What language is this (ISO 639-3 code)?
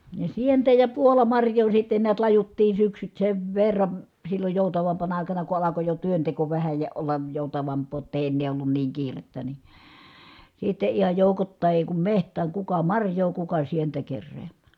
fin